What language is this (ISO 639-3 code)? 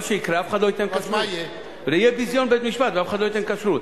heb